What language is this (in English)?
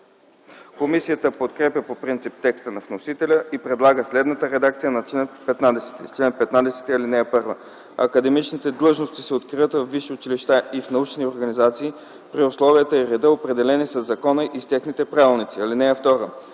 Bulgarian